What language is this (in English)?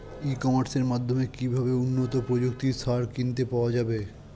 Bangla